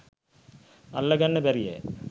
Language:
Sinhala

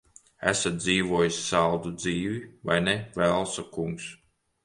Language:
Latvian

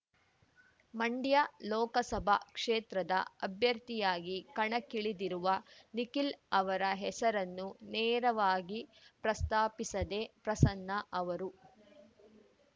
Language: Kannada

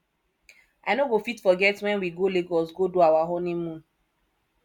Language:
Nigerian Pidgin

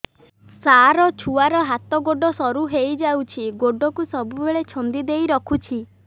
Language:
Odia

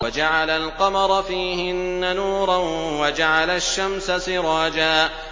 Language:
Arabic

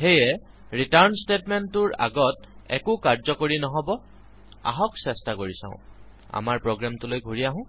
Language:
Assamese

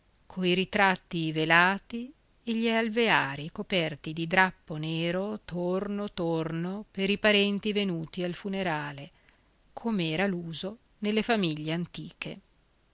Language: Italian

